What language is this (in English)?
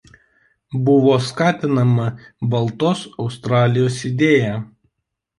Lithuanian